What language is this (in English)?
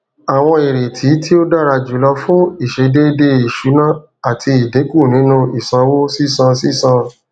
Yoruba